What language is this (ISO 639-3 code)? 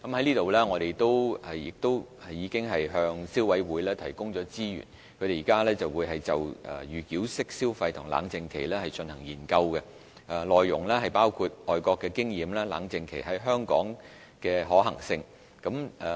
yue